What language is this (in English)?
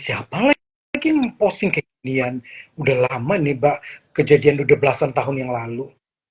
Indonesian